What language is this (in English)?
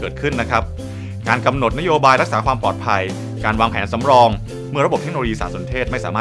Thai